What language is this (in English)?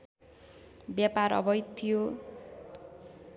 Nepali